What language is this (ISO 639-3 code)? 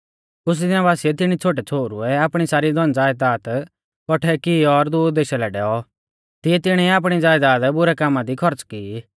bfz